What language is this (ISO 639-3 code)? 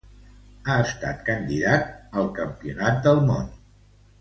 cat